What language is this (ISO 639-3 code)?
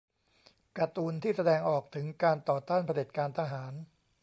tha